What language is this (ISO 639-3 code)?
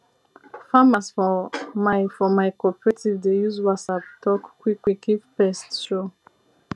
pcm